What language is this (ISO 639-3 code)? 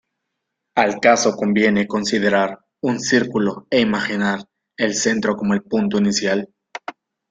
spa